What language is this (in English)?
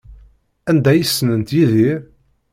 Kabyle